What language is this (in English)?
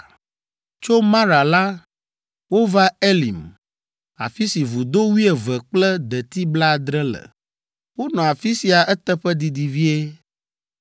Ewe